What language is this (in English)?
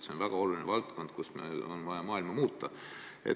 Estonian